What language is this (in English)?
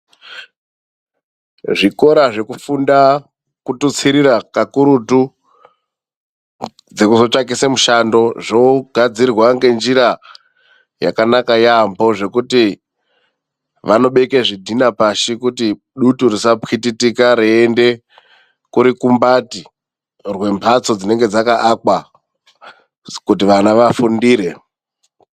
Ndau